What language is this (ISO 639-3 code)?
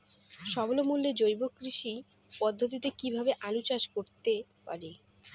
ben